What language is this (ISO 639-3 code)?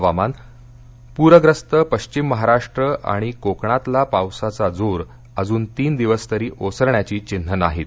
mar